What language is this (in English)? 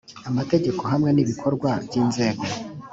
Kinyarwanda